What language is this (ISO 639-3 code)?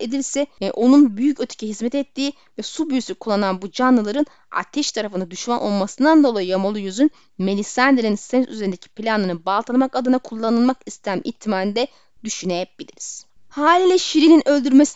tur